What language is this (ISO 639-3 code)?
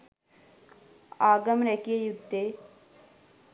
sin